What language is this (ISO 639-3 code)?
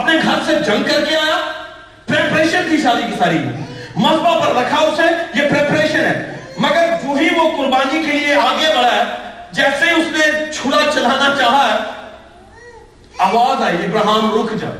urd